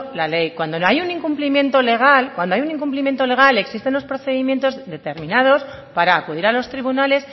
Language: Spanish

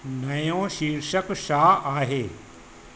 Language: Sindhi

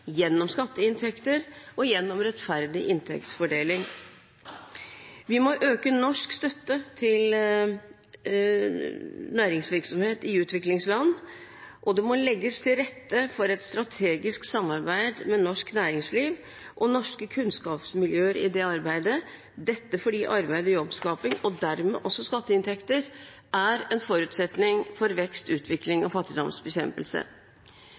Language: Norwegian Bokmål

